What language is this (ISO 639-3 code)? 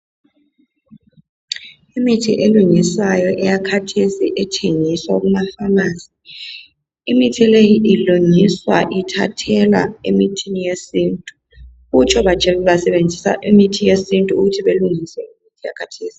nde